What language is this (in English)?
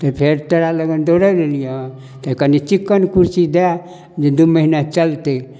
Maithili